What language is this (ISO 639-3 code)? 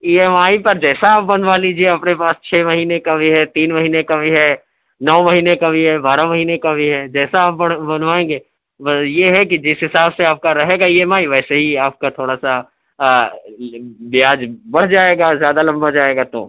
urd